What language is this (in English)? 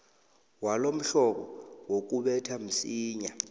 South Ndebele